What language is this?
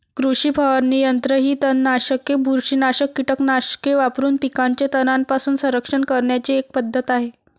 Marathi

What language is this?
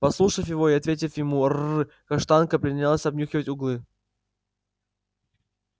Russian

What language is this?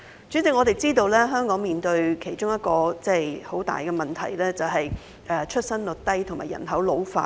Cantonese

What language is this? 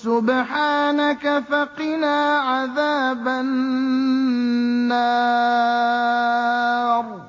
Arabic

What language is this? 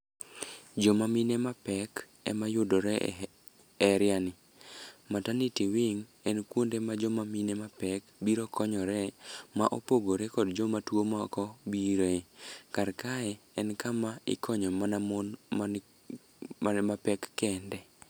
Luo (Kenya and Tanzania)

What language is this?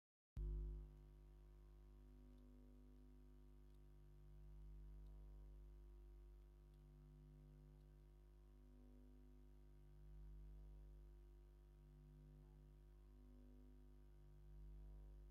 Tigrinya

